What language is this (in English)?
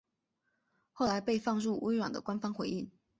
Chinese